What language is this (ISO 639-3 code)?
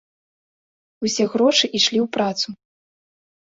bel